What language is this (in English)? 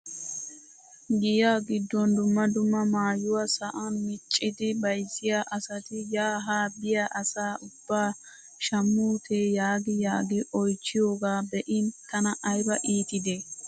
Wolaytta